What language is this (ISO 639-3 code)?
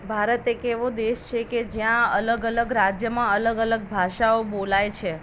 guj